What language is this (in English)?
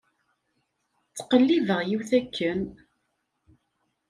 Kabyle